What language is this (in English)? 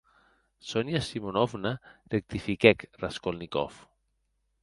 Occitan